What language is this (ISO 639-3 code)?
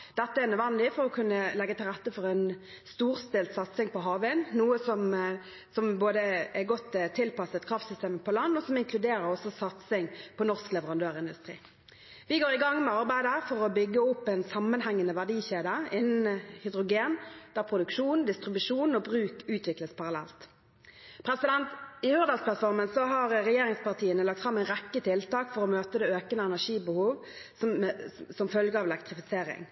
nob